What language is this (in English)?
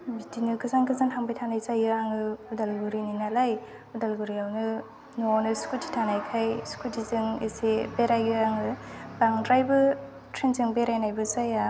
Bodo